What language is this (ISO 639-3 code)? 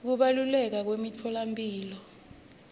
ssw